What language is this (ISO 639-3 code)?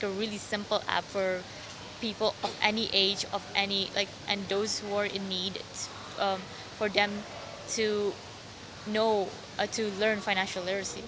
ind